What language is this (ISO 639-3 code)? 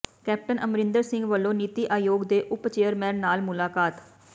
pan